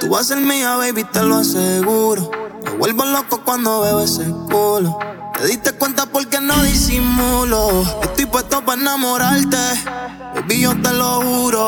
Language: Spanish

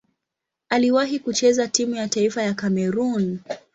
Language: Swahili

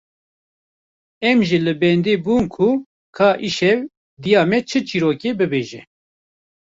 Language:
Kurdish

